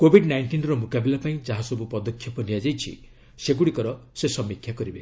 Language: Odia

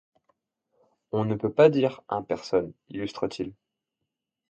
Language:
French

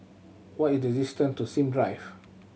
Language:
English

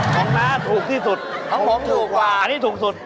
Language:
Thai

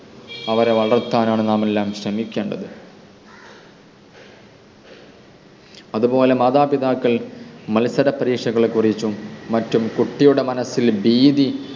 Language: Malayalam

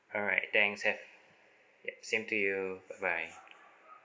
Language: English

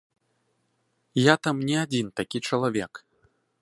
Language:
Belarusian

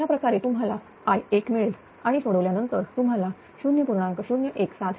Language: Marathi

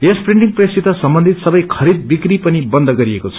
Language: Nepali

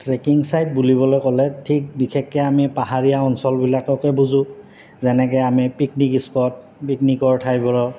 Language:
Assamese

